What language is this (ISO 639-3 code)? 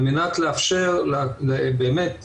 heb